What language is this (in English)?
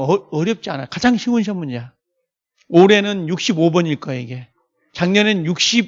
Korean